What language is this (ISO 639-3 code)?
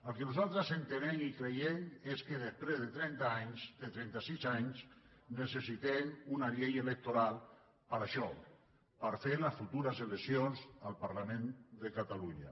cat